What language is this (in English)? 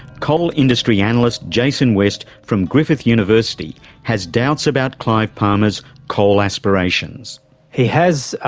English